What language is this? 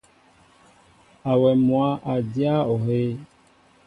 Mbo (Cameroon)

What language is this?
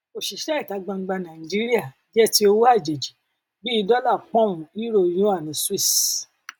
Yoruba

